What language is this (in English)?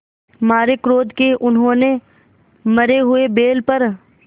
Hindi